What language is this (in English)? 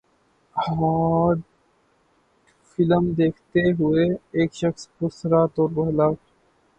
Urdu